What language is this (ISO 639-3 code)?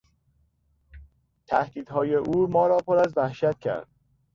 fas